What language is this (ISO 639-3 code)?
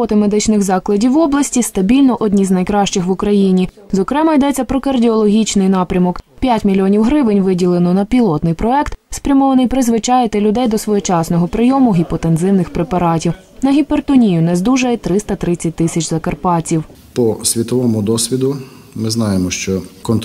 ukr